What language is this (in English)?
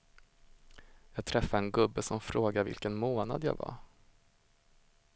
Swedish